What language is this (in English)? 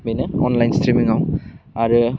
Bodo